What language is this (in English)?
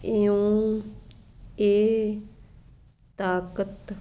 Punjabi